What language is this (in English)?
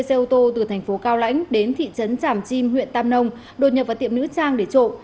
Vietnamese